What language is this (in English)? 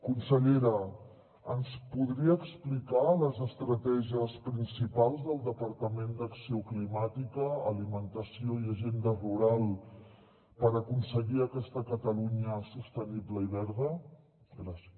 Catalan